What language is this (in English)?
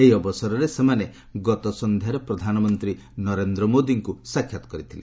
Odia